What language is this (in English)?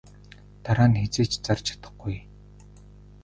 Mongolian